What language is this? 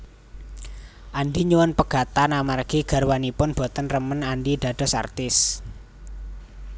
Javanese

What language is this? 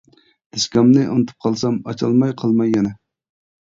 Uyghur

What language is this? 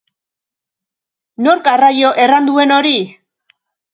Basque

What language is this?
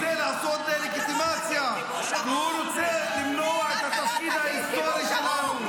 Hebrew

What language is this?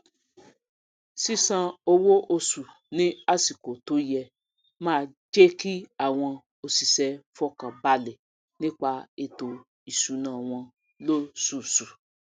Yoruba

